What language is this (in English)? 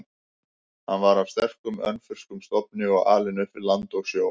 Icelandic